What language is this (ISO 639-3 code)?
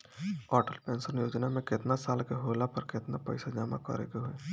bho